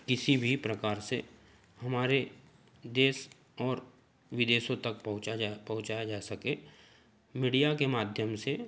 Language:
Hindi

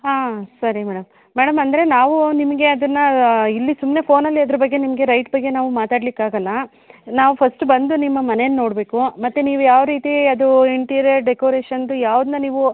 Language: Kannada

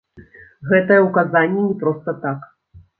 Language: Belarusian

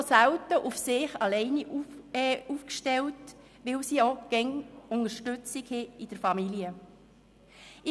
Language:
Swiss German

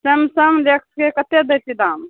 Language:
Maithili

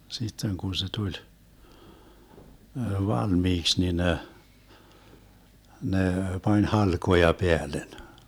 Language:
Finnish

